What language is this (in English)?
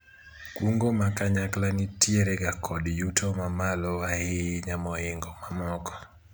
Luo (Kenya and Tanzania)